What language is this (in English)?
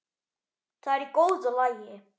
Icelandic